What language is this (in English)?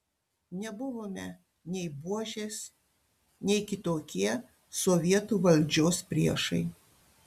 Lithuanian